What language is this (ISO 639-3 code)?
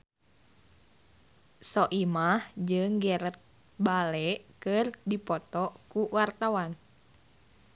sun